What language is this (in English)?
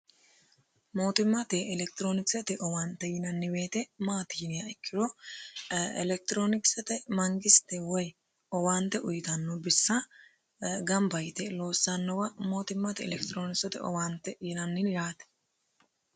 Sidamo